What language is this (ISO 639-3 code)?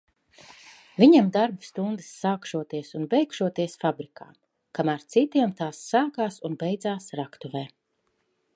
lav